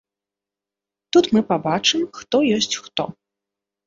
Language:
Belarusian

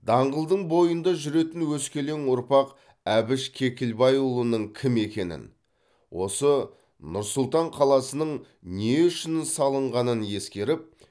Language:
Kazakh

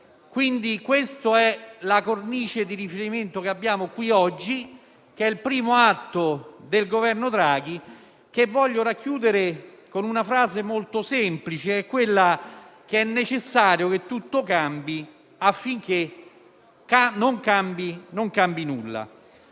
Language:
Italian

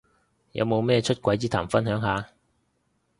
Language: Cantonese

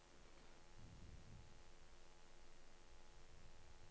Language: Norwegian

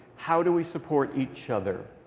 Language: English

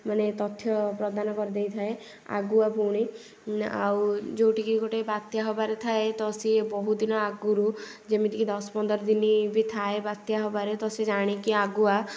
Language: Odia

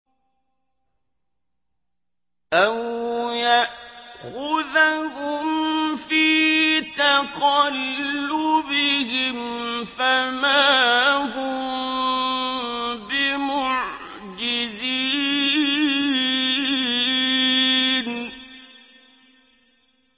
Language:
Arabic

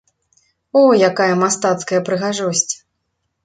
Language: Belarusian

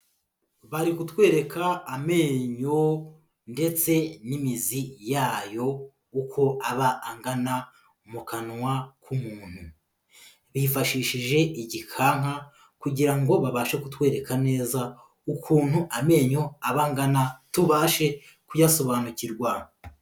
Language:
Kinyarwanda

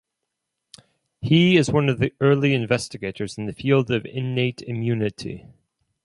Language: English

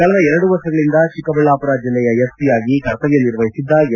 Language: Kannada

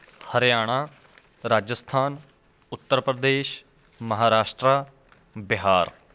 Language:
Punjabi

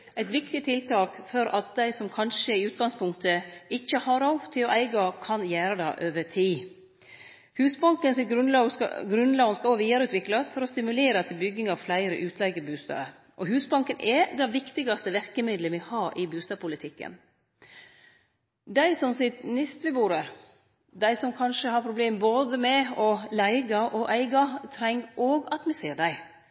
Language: Norwegian Nynorsk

